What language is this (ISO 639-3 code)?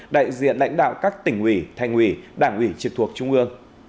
vie